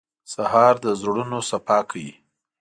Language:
Pashto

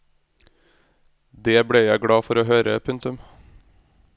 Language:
Norwegian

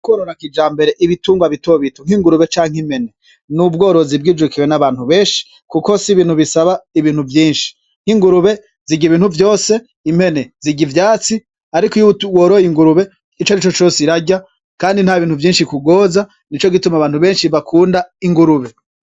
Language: Rundi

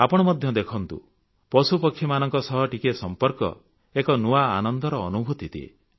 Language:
Odia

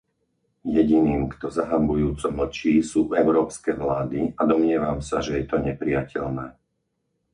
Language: Slovak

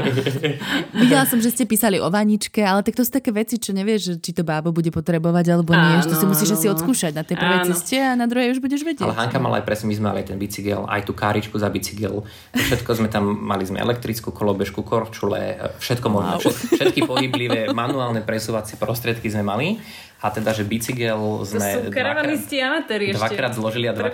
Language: Slovak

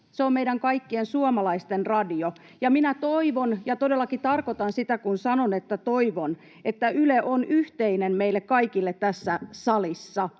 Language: Finnish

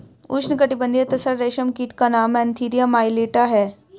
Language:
Hindi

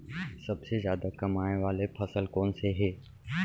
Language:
Chhattisgarhi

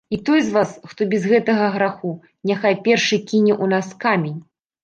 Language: Belarusian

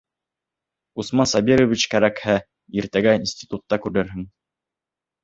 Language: Bashkir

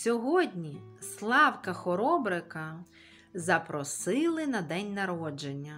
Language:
Ukrainian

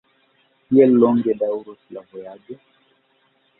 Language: Esperanto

